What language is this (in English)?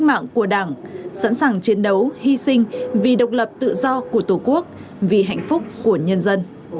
Vietnamese